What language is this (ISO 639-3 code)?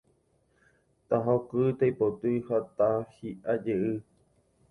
grn